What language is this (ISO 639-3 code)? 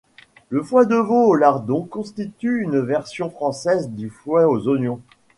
fra